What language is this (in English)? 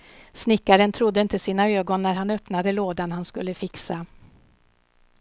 Swedish